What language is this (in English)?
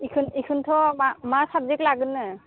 Bodo